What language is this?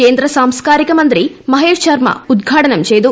Malayalam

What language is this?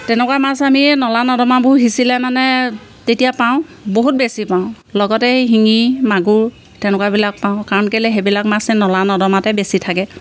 Assamese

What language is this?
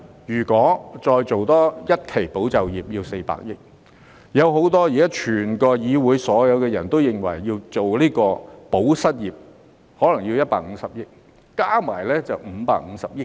Cantonese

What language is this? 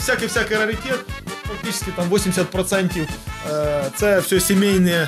Russian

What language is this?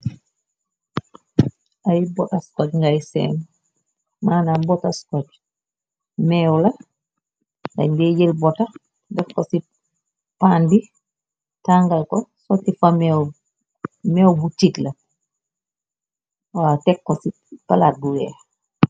Wolof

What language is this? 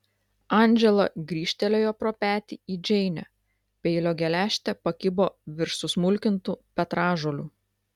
Lithuanian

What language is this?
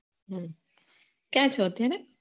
Gujarati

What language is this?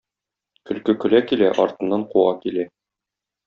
Tatar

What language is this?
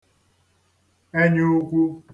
Igbo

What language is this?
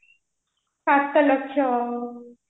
Odia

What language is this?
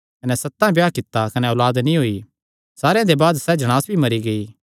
Kangri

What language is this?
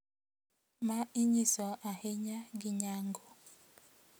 Luo (Kenya and Tanzania)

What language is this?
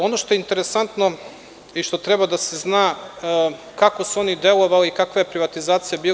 Serbian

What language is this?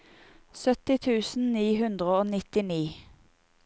Norwegian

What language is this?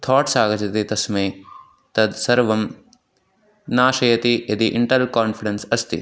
Sanskrit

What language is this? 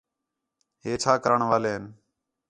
Khetrani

